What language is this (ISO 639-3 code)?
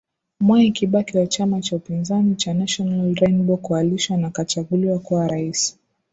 swa